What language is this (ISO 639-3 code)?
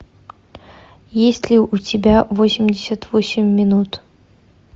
rus